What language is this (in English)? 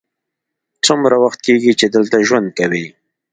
Pashto